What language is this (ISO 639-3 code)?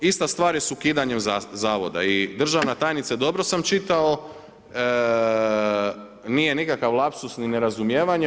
hrv